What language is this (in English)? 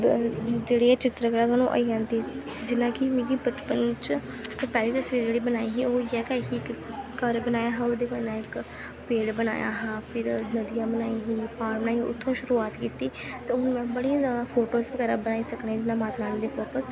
Dogri